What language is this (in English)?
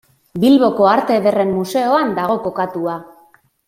Basque